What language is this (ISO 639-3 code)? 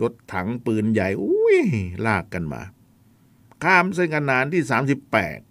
tha